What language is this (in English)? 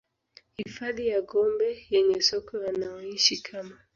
Swahili